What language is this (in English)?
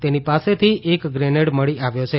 Gujarati